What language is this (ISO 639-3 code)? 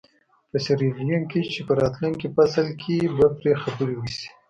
pus